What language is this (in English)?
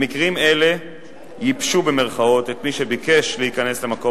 Hebrew